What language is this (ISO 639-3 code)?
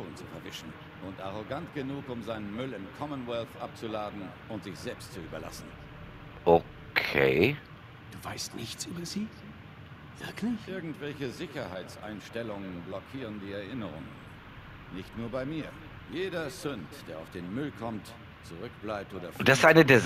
deu